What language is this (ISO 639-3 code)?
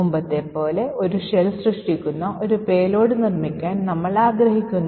mal